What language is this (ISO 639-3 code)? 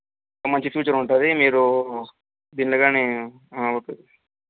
tel